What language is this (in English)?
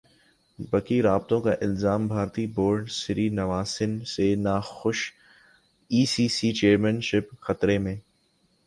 Urdu